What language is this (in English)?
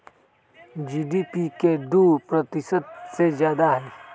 Magahi